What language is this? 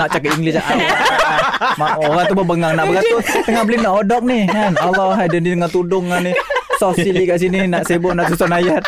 Malay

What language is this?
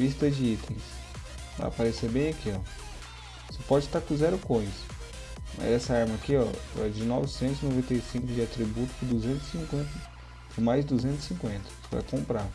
Portuguese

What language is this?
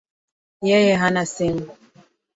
Swahili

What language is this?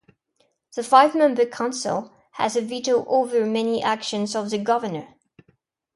English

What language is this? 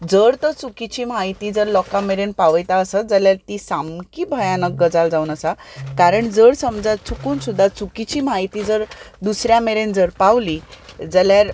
Konkani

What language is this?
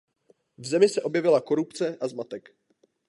Czech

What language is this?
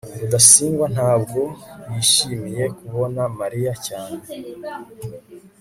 Kinyarwanda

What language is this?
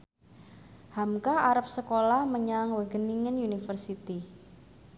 Javanese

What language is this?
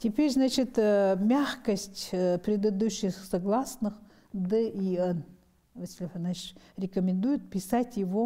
Russian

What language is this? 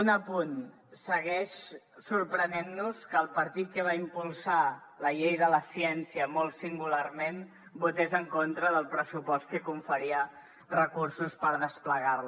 Catalan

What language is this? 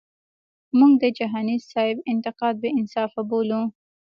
Pashto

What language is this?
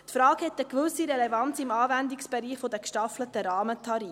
Swiss German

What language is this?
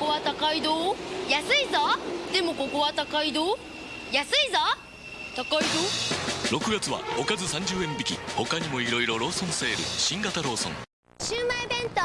Japanese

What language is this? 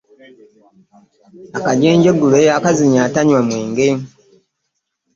Ganda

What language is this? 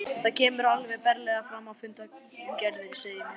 Icelandic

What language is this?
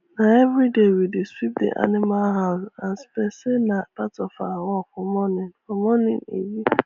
Nigerian Pidgin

